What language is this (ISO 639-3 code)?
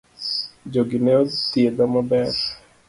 luo